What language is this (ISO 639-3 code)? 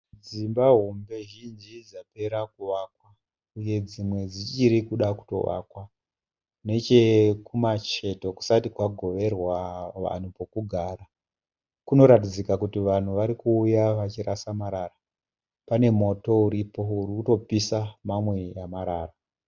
sna